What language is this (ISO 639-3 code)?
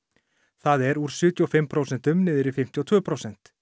isl